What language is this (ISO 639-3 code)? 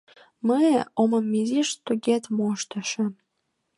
chm